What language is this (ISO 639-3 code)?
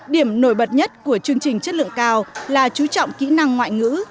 vie